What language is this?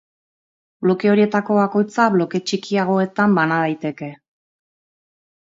Basque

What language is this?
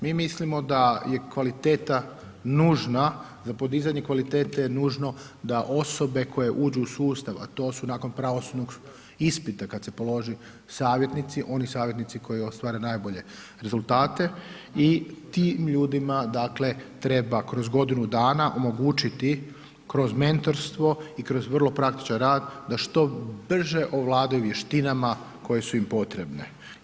Croatian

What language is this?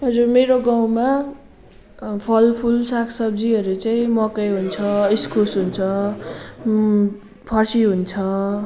Nepali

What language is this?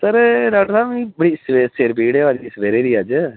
Dogri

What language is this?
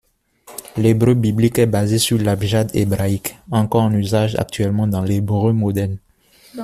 French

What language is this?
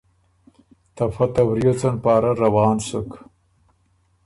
Ormuri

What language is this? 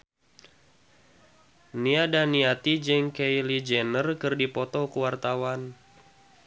Sundanese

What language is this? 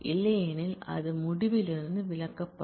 Tamil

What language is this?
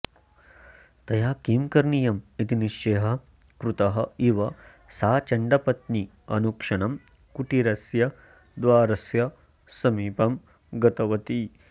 Sanskrit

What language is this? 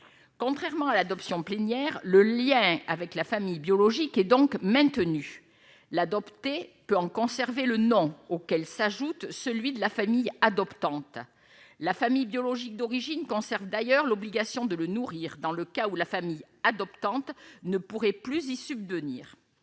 French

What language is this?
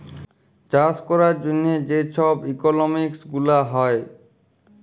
Bangla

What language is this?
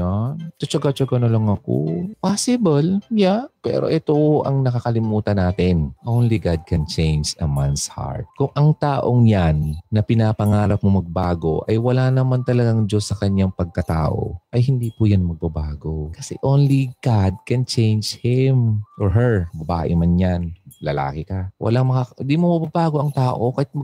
Filipino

